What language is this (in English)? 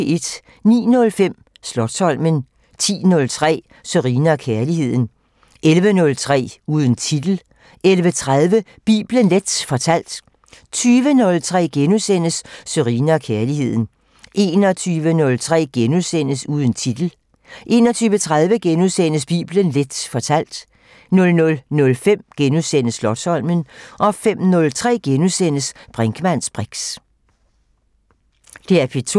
Danish